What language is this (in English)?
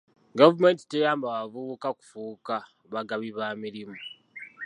Ganda